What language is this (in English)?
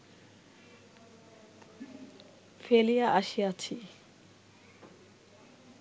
Bangla